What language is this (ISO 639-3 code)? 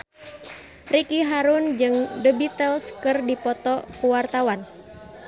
sun